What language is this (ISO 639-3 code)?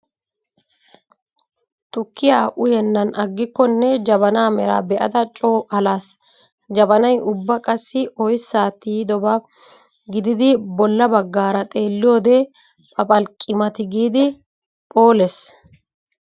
wal